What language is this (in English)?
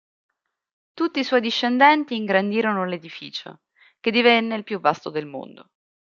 Italian